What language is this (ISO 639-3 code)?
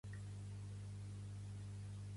cat